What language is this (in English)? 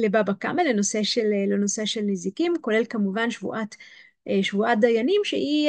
Hebrew